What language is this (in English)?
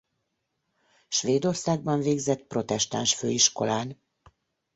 Hungarian